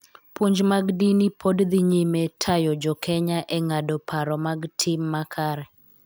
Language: Luo (Kenya and Tanzania)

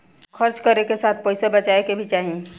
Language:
Bhojpuri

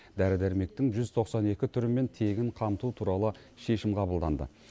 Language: Kazakh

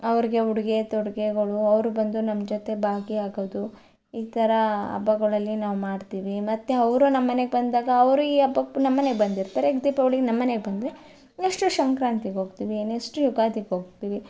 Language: Kannada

